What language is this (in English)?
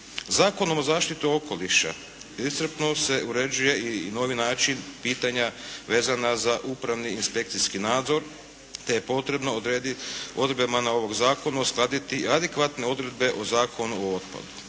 Croatian